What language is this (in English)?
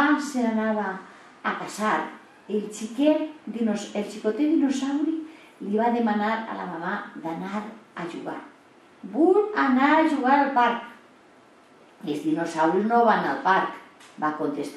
Spanish